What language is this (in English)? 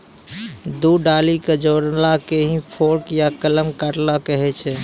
Maithili